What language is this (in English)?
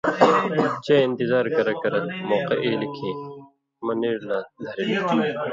Indus Kohistani